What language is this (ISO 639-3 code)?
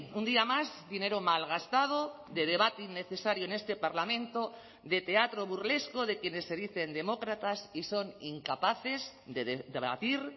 spa